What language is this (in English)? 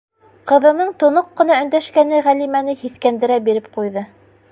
Bashkir